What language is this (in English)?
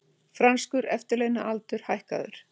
Icelandic